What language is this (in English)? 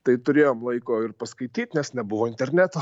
Lithuanian